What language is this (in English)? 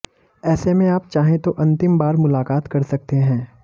Hindi